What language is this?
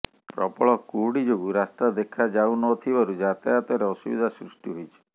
Odia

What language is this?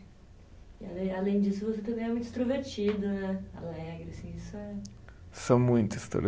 Portuguese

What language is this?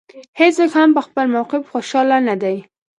Pashto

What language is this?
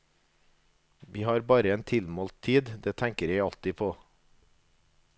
Norwegian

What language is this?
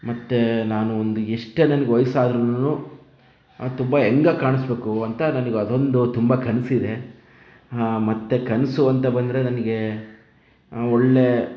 Kannada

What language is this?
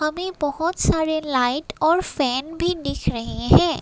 Hindi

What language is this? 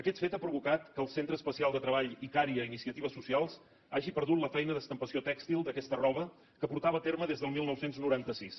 Catalan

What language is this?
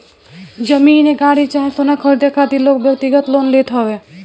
Bhojpuri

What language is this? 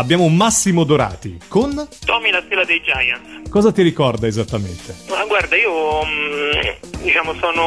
Italian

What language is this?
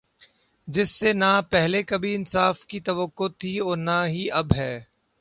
Urdu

